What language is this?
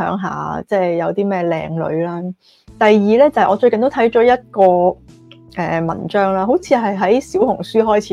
Chinese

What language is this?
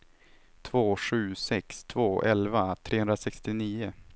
Swedish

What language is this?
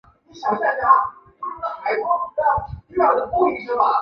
Chinese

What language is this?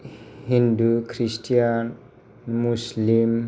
Bodo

